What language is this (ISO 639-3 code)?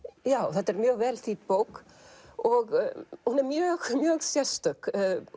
isl